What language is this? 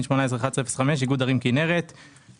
Hebrew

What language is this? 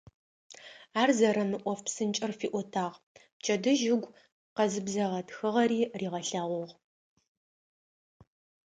Adyghe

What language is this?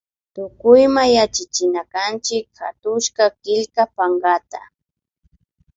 Imbabura Highland Quichua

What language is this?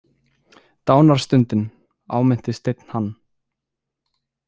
Icelandic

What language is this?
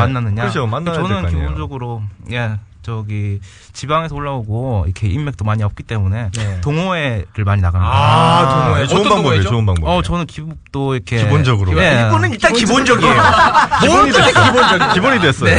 Korean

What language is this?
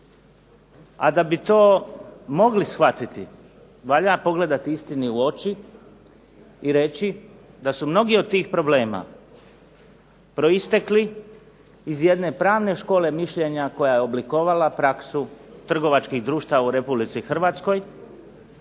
Croatian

